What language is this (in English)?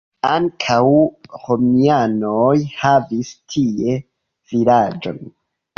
Esperanto